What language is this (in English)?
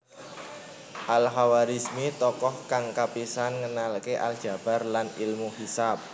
Javanese